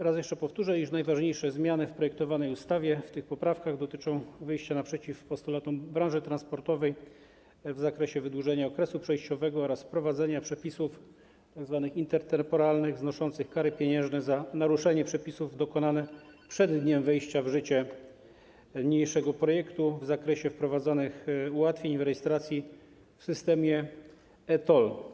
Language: Polish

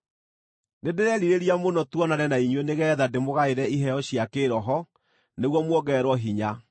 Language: Kikuyu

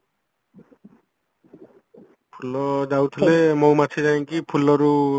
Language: Odia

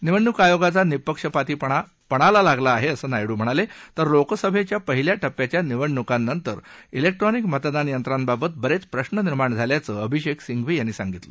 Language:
Marathi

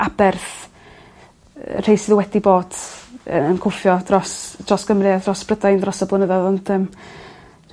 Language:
Welsh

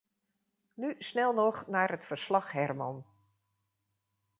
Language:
Dutch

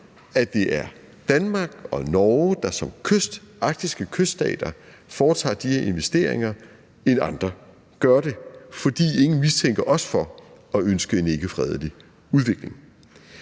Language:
Danish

